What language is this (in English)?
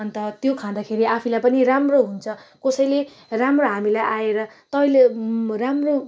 Nepali